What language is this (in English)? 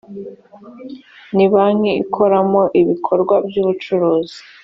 Kinyarwanda